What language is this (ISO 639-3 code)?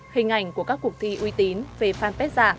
vie